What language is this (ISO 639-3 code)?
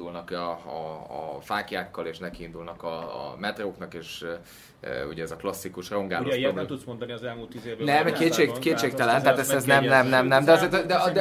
hun